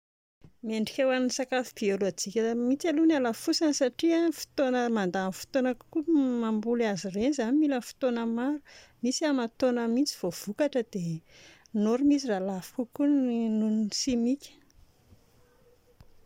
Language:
Malagasy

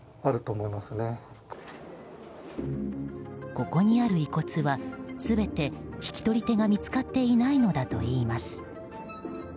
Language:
Japanese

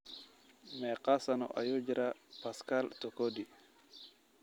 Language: Somali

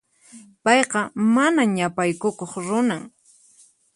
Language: Puno Quechua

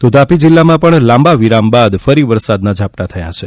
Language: Gujarati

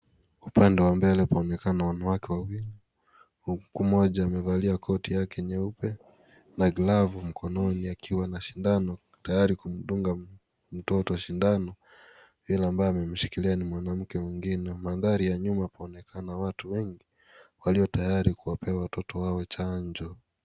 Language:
Swahili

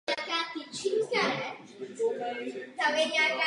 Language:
Czech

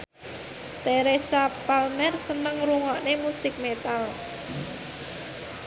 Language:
Javanese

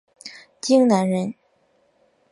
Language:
Chinese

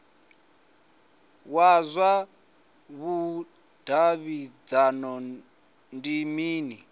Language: Venda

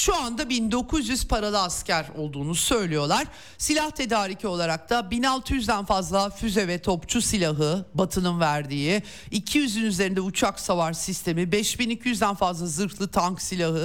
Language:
Turkish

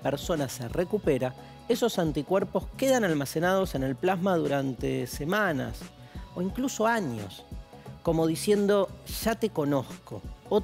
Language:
Spanish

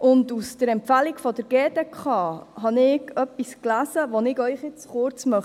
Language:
Swiss German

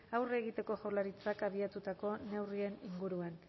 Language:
Basque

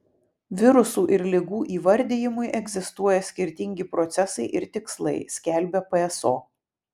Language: Lithuanian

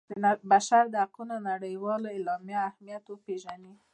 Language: Pashto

